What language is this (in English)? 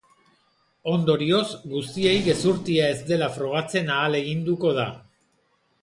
Basque